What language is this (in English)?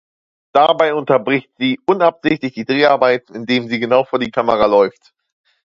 German